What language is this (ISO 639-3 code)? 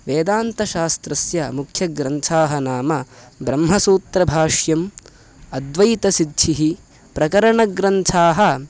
san